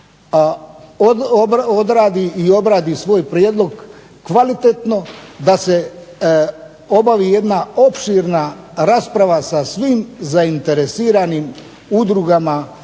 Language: Croatian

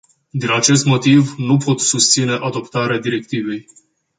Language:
Romanian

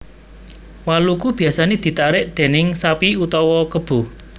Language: Javanese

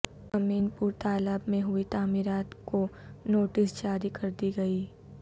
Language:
Urdu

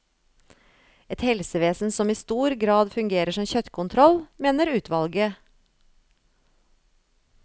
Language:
Norwegian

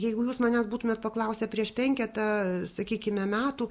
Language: Lithuanian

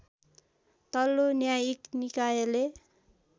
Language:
Nepali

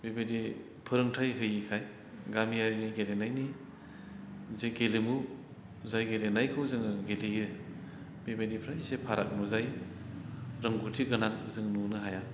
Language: Bodo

